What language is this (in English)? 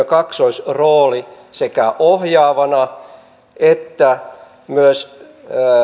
Finnish